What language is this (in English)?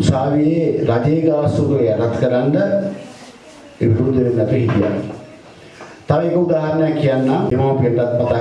Indonesian